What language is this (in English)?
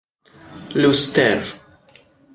Persian